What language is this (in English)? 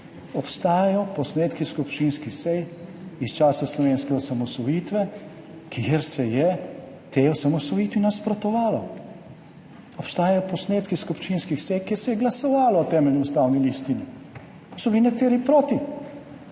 Slovenian